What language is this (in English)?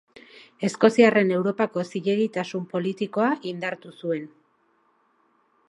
Basque